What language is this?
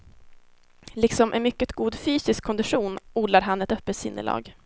Swedish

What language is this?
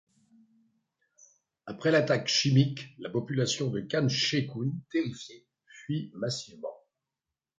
French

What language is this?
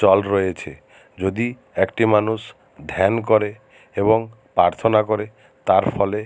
Bangla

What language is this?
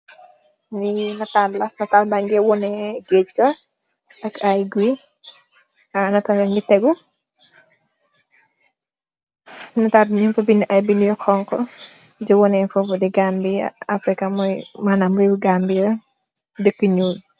Wolof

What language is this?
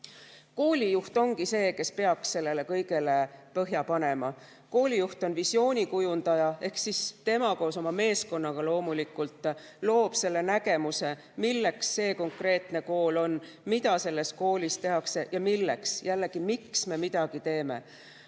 Estonian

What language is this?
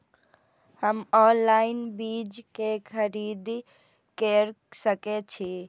Maithili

